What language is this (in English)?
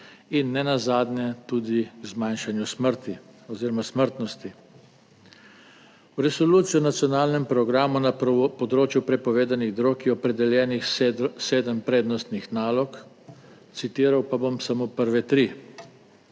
Slovenian